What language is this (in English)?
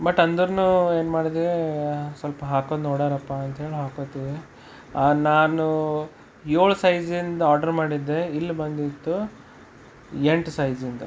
Kannada